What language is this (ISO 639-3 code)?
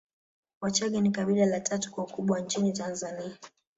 swa